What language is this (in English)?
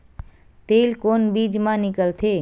Chhattisgarhi